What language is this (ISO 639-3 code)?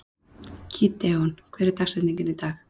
isl